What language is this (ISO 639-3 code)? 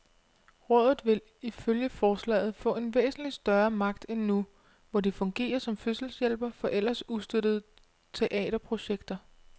dan